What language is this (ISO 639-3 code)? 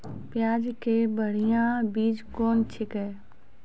mai